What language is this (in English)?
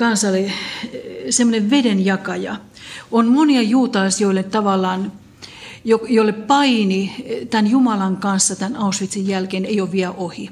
Finnish